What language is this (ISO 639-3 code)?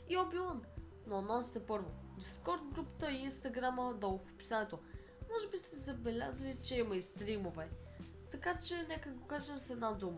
bul